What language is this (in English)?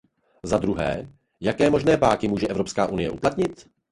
Czech